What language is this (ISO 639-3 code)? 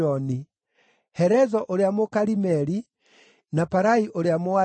kik